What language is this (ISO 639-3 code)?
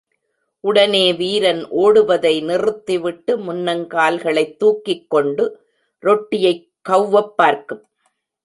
tam